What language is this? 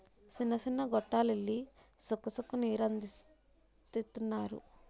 Telugu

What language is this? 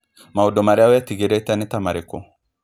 Kikuyu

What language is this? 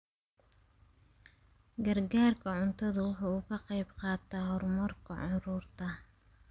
Somali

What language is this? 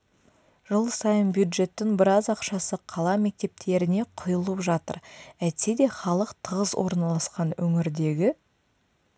Kazakh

